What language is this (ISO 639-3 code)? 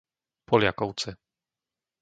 slk